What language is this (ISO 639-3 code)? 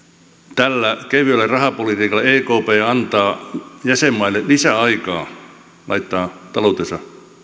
fin